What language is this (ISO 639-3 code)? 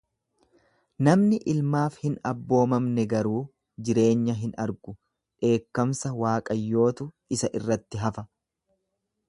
orm